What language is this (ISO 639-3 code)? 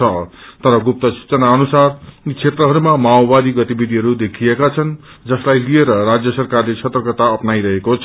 nep